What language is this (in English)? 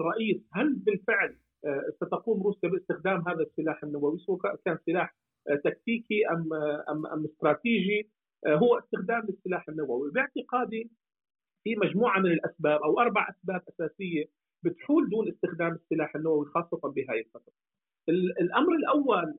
Arabic